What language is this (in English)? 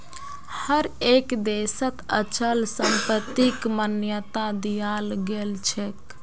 Magahi